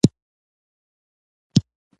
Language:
Pashto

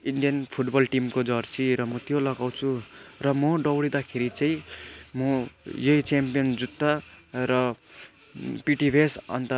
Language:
Nepali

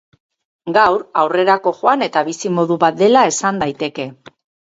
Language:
Basque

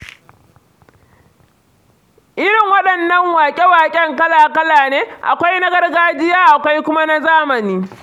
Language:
Hausa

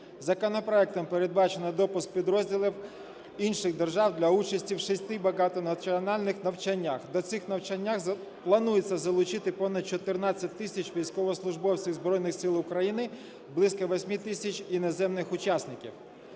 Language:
Ukrainian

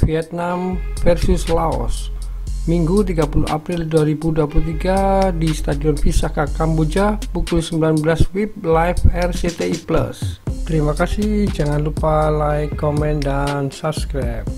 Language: Indonesian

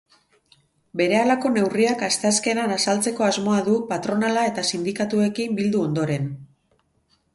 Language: Basque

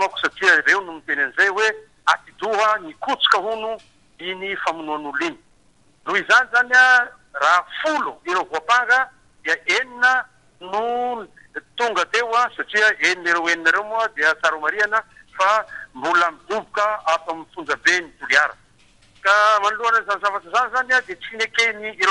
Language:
Romanian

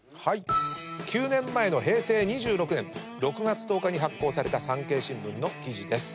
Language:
Japanese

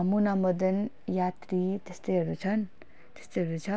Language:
Nepali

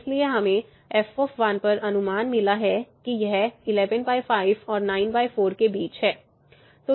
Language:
Hindi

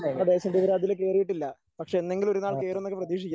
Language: Malayalam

